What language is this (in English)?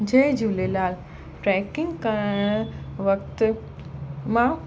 Sindhi